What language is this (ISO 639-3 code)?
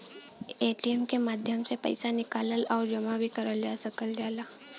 bho